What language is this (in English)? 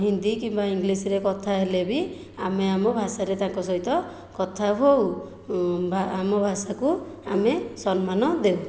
Odia